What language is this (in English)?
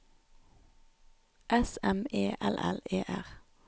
Norwegian